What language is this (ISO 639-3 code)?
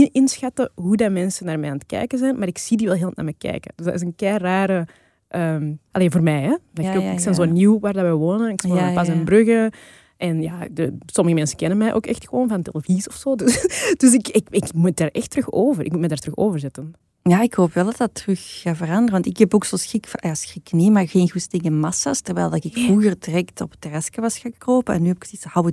nld